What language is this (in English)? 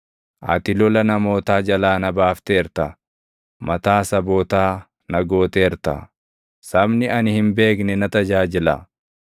Oromo